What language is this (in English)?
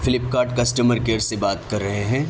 Urdu